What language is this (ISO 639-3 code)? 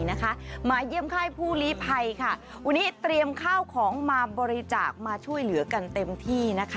tha